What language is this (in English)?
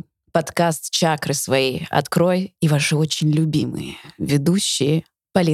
Russian